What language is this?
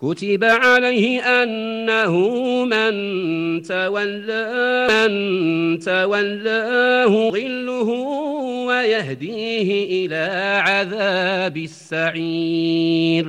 Arabic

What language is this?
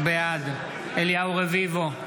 Hebrew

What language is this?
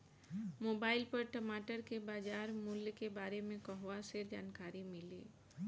Bhojpuri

